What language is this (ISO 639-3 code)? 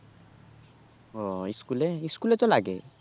ben